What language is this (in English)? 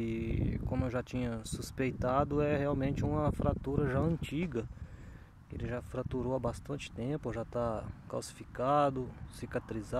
Portuguese